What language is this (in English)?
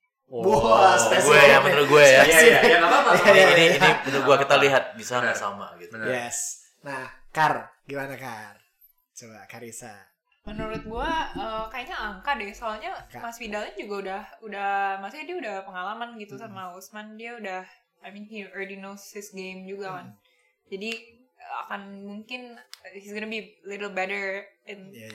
Indonesian